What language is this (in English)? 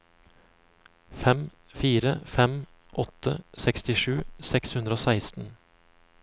Norwegian